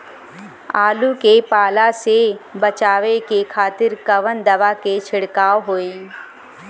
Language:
Bhojpuri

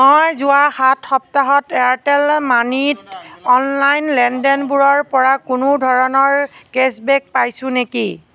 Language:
Assamese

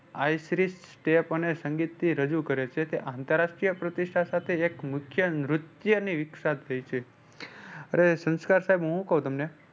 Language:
Gujarati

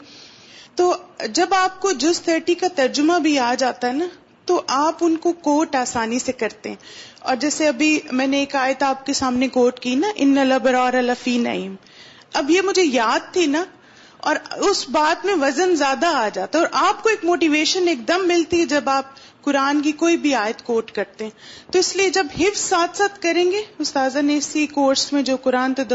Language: Urdu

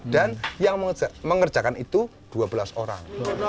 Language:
Indonesian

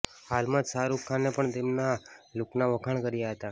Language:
Gujarati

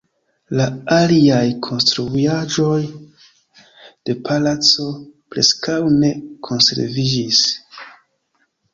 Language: Esperanto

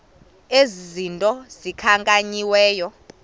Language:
Xhosa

